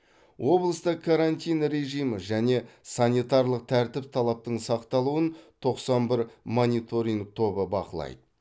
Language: Kazakh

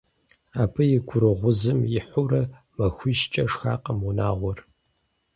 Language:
Kabardian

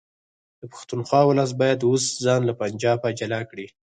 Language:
Pashto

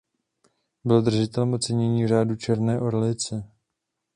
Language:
Czech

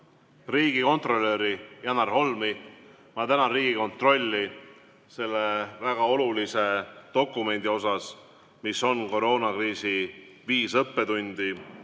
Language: Estonian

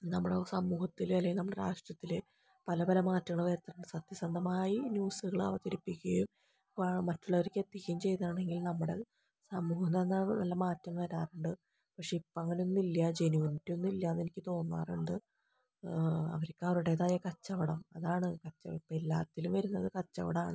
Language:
Malayalam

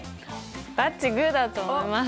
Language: Japanese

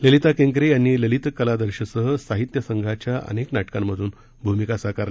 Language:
Marathi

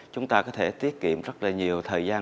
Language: Vietnamese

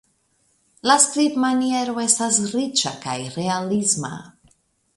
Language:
Esperanto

